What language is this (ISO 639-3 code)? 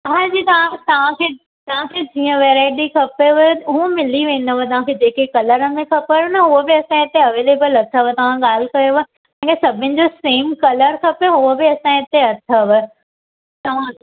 snd